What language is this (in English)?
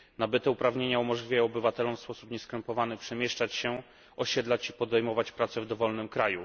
Polish